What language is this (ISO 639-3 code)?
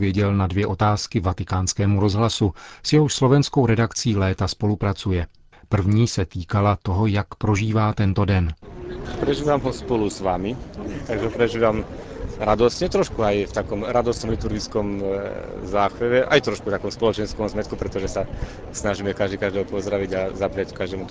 ces